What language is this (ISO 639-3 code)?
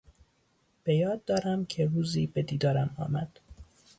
fas